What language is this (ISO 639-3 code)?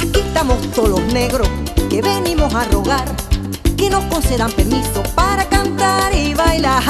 tha